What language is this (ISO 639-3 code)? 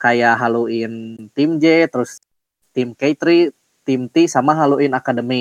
ind